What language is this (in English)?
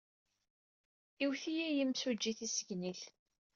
Kabyle